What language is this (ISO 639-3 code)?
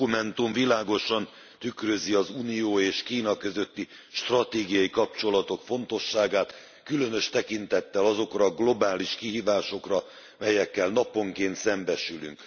hun